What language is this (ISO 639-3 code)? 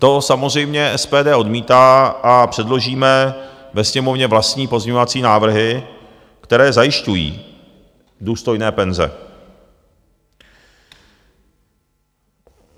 ces